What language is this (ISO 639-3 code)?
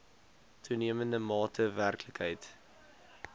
afr